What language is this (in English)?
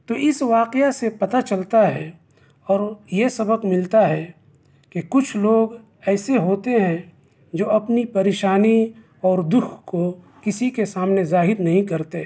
Urdu